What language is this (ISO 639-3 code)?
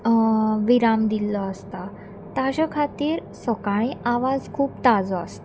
kok